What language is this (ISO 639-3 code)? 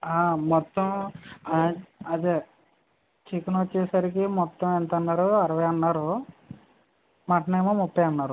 tel